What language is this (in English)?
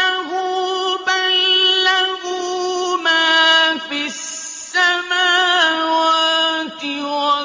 Arabic